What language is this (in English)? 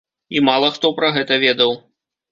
Belarusian